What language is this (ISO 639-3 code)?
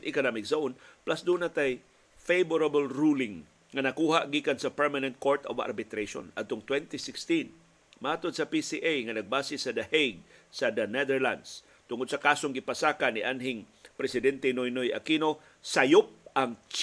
fil